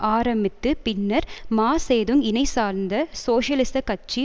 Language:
Tamil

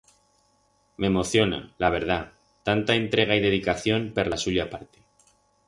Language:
Aragonese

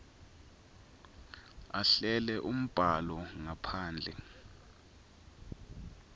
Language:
Swati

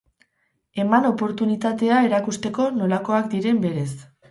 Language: Basque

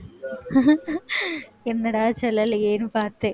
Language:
Tamil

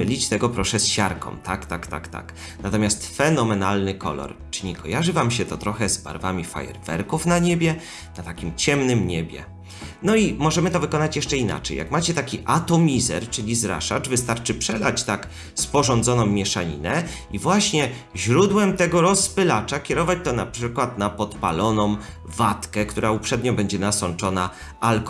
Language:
Polish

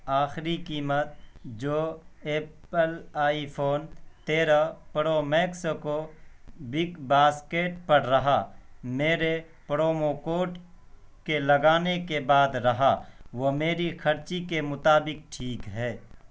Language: Urdu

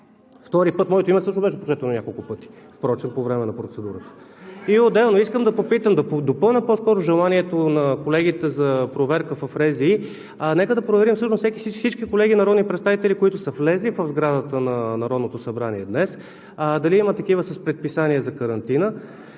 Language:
Bulgarian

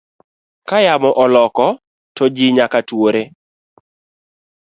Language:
Luo (Kenya and Tanzania)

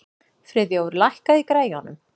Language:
Icelandic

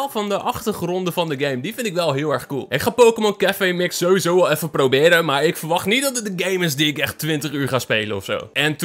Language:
Dutch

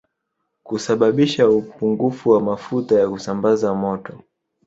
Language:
Swahili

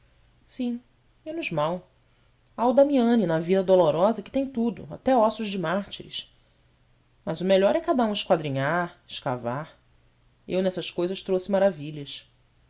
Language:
Portuguese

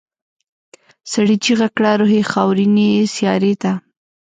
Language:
Pashto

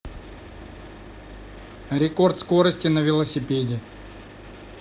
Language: Russian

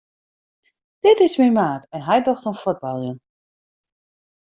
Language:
Western Frisian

